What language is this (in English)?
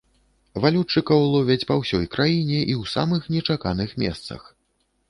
Belarusian